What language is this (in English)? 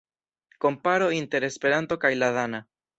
Esperanto